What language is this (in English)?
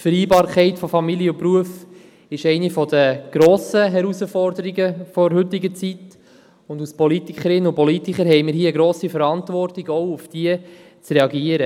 Swiss German